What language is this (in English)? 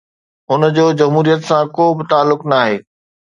Sindhi